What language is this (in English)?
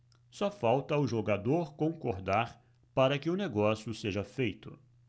Portuguese